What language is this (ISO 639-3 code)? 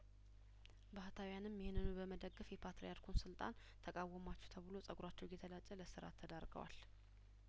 amh